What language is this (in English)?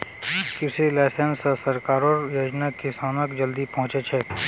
Magahi